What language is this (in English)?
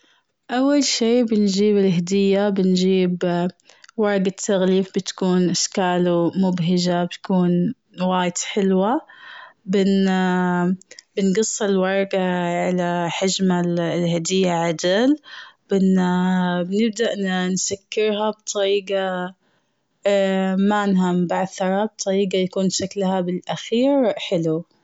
Gulf Arabic